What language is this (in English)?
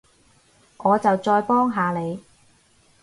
Cantonese